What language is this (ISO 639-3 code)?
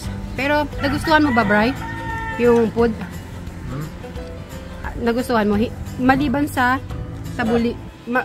fil